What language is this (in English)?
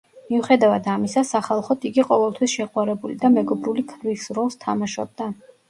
Georgian